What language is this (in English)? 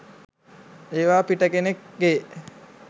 Sinhala